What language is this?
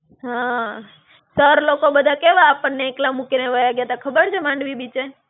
Gujarati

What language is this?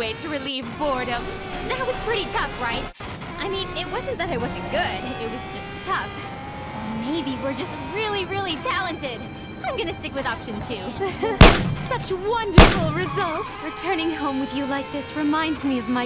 English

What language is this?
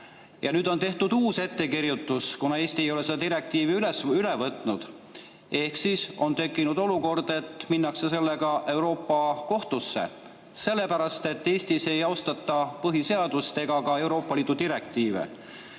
Estonian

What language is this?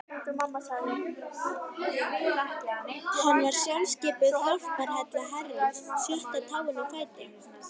Icelandic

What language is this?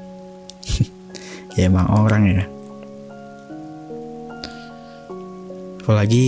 Indonesian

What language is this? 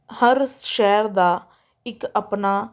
Punjabi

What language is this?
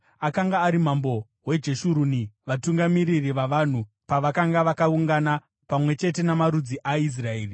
Shona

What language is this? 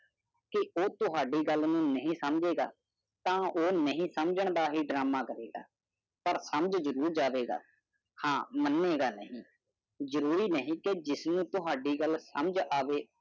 Punjabi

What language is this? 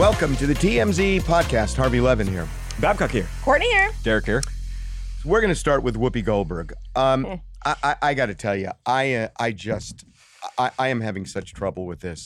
English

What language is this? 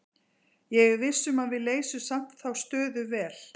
Icelandic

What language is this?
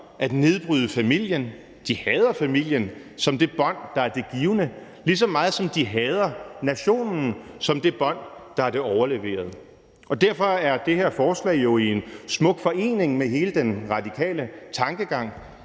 Danish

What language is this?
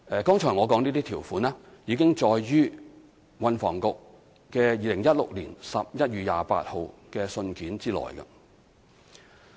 Cantonese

